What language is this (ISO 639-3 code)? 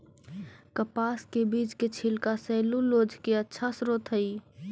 mag